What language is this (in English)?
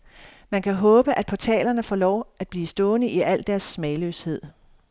Danish